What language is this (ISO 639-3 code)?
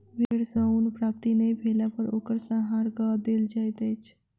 mai